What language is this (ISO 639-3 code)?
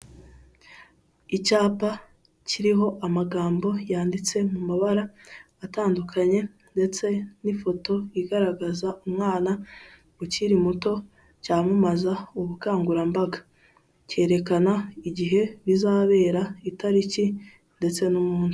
kin